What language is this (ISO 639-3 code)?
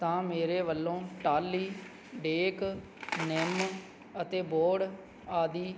pan